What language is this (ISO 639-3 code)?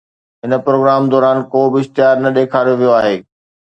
snd